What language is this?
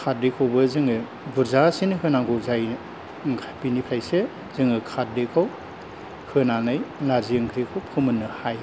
Bodo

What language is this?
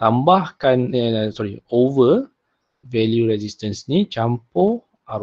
Malay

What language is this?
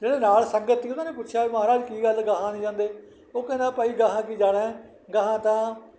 Punjabi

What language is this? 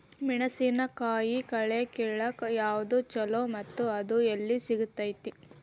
Kannada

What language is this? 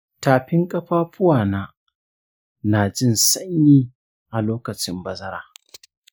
Hausa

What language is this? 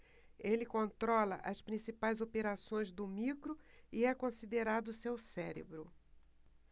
Portuguese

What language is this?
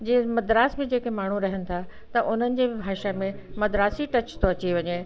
Sindhi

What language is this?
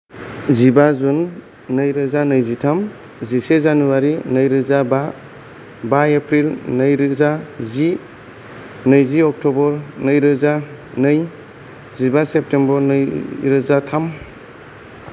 Bodo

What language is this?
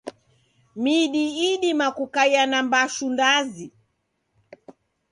Taita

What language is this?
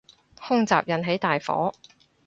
Cantonese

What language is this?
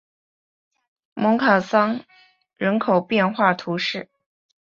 Chinese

